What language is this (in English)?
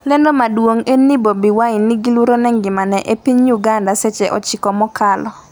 Luo (Kenya and Tanzania)